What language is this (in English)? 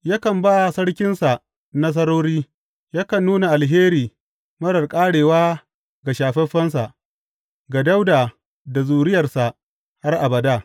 Hausa